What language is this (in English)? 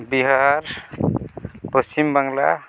Santali